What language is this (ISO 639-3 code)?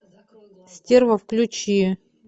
rus